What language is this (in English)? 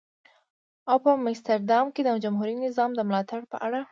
Pashto